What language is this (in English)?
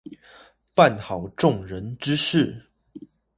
Chinese